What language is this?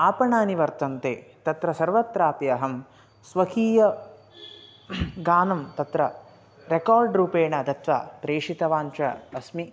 Sanskrit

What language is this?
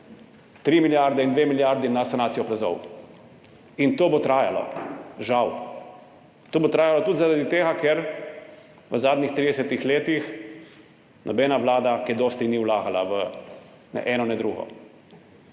Slovenian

